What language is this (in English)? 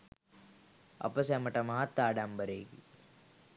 Sinhala